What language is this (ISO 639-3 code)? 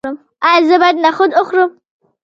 pus